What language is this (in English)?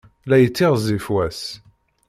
Kabyle